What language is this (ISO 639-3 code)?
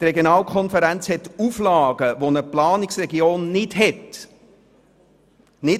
gsw